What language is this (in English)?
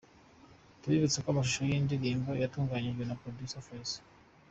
Kinyarwanda